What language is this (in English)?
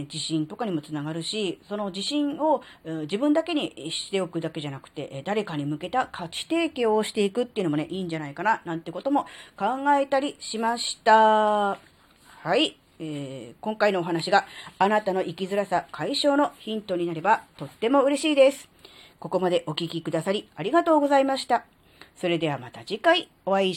Japanese